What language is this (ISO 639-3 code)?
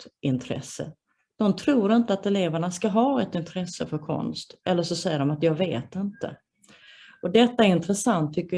swe